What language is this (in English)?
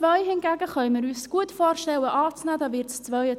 Swiss German